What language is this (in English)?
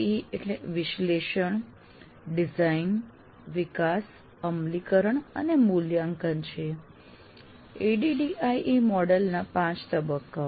Gujarati